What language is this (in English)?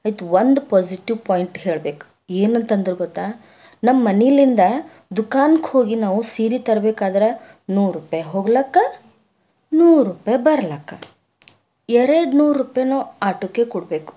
Kannada